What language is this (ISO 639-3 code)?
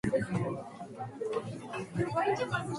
jpn